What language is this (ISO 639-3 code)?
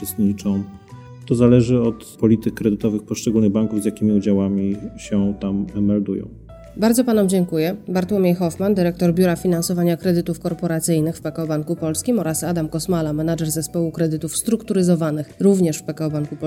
pol